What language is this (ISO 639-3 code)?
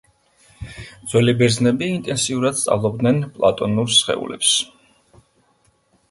kat